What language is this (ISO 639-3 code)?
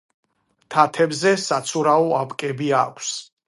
kat